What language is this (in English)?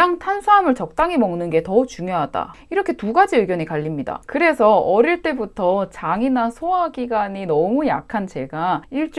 Korean